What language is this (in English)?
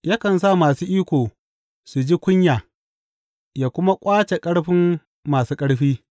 Hausa